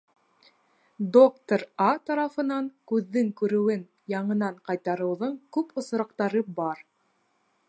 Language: Bashkir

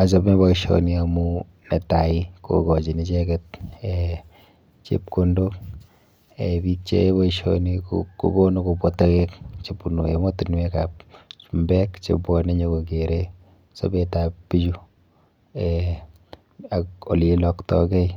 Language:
Kalenjin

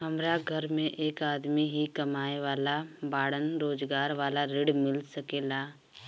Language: Bhojpuri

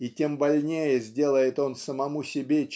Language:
Russian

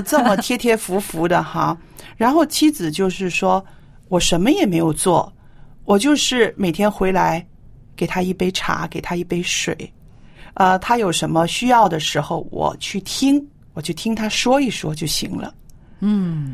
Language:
Chinese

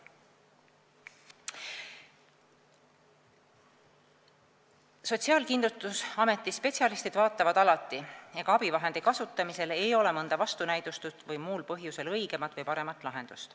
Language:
Estonian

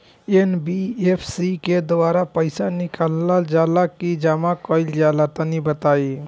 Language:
Bhojpuri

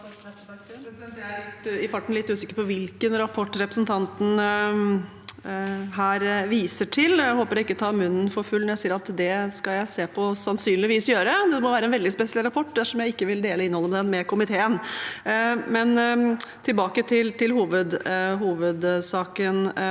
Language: Norwegian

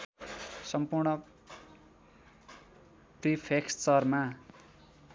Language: Nepali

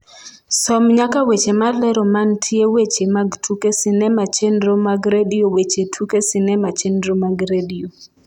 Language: Luo (Kenya and Tanzania)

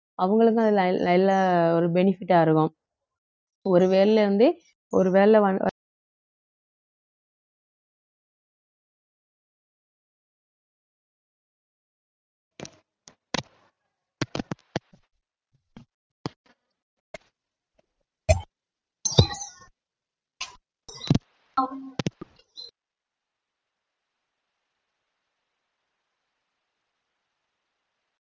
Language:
Tamil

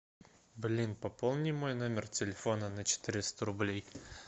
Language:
Russian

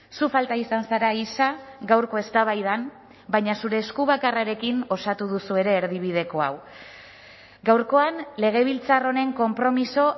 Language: Basque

